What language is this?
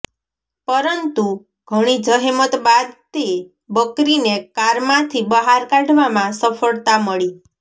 Gujarati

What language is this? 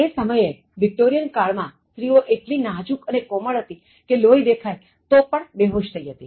Gujarati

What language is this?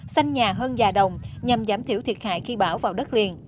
Vietnamese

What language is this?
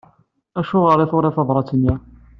Kabyle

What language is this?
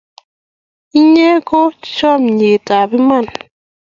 Kalenjin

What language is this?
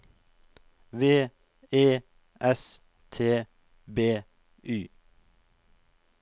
Norwegian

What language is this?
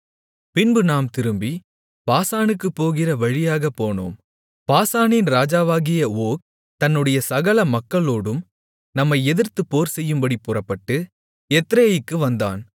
Tamil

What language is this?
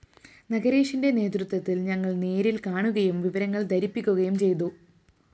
Malayalam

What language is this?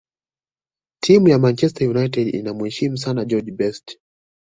Swahili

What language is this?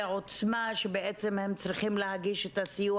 Hebrew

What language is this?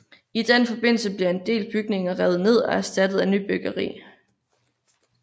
Danish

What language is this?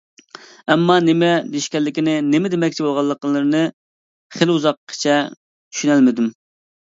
Uyghur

